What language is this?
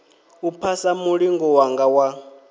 Venda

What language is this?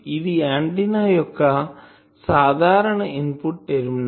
Telugu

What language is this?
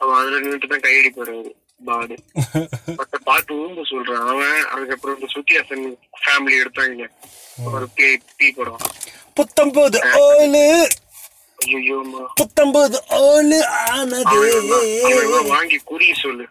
Tamil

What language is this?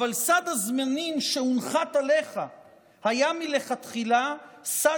Hebrew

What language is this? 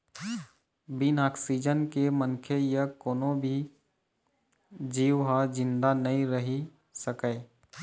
Chhattisgarhi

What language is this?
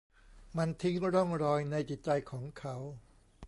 Thai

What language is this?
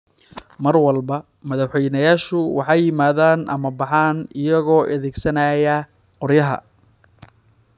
Somali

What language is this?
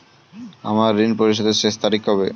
Bangla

